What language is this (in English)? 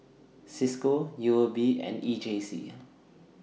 English